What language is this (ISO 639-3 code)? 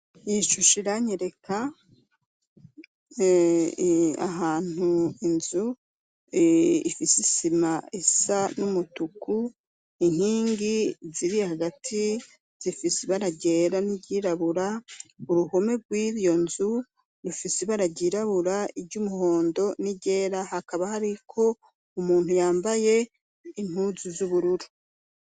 run